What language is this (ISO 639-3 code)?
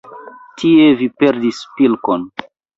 epo